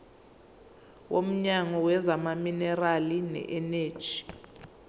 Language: Zulu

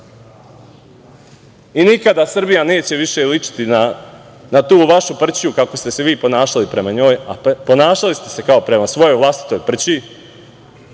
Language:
Serbian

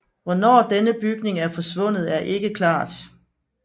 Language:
Danish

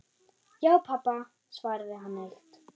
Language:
Icelandic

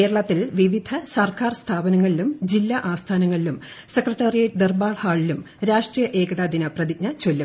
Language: Malayalam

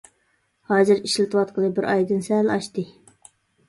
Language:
Uyghur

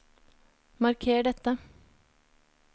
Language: Norwegian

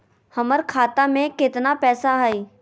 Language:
Magahi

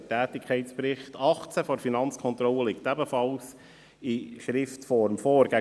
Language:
Swiss German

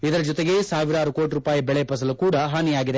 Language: Kannada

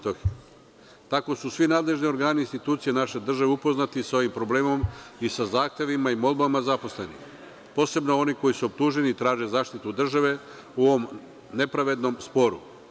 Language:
Serbian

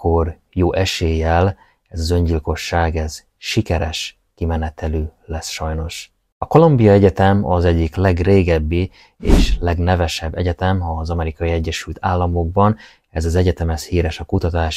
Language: Hungarian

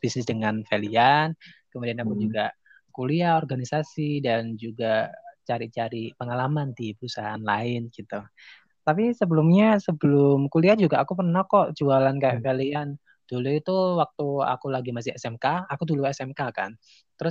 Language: Indonesian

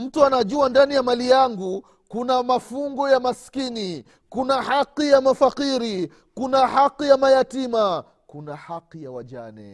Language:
Swahili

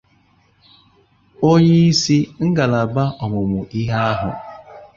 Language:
Igbo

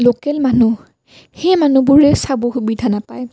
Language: Assamese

